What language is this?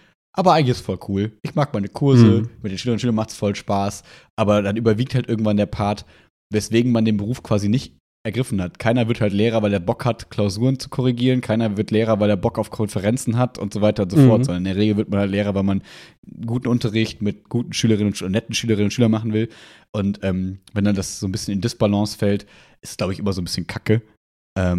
German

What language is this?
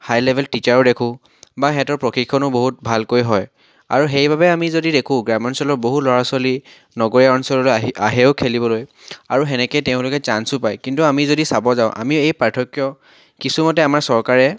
Assamese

